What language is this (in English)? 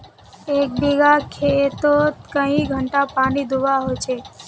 Magahi